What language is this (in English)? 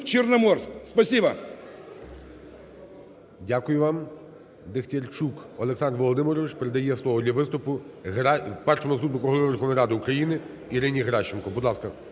Ukrainian